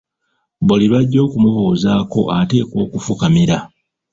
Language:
Ganda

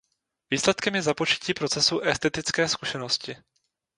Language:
Czech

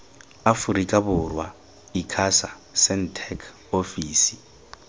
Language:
Tswana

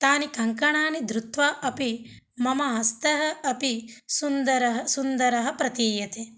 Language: Sanskrit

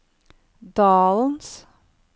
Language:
Norwegian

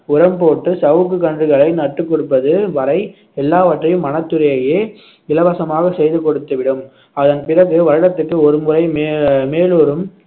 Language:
Tamil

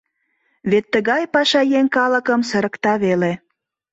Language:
Mari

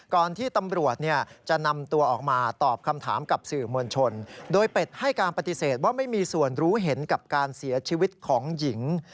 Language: Thai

